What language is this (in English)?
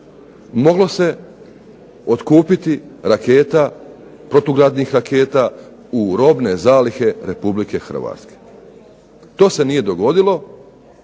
Croatian